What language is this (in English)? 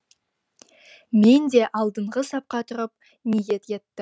Kazakh